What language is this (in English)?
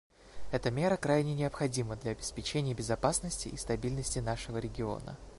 Russian